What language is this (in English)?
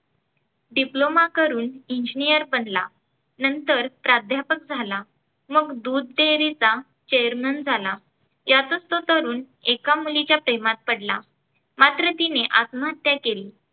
Marathi